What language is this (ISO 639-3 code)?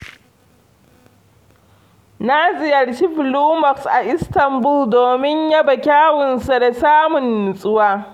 hau